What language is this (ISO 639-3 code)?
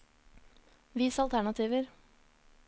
nor